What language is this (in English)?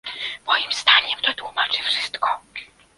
Polish